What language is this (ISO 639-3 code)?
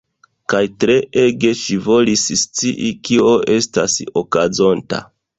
epo